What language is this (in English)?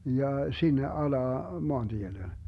Finnish